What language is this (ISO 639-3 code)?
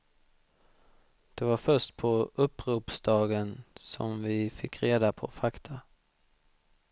swe